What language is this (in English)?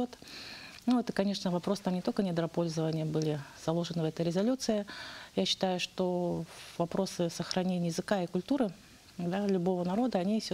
Russian